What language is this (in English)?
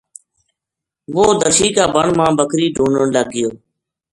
Gujari